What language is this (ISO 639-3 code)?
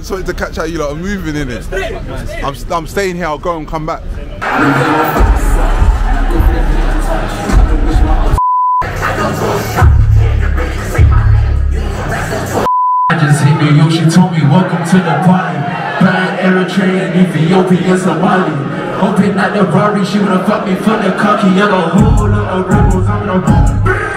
eng